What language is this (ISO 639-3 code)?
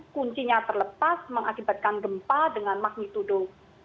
ind